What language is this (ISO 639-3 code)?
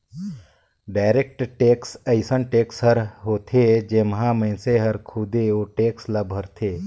hne